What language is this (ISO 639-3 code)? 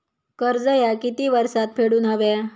mar